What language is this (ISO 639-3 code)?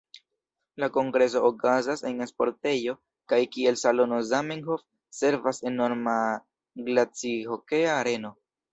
epo